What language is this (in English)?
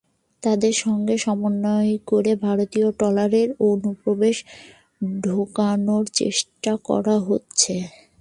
Bangla